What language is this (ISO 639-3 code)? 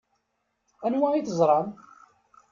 kab